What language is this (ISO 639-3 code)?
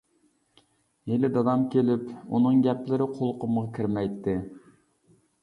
uig